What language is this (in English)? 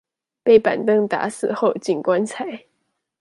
Chinese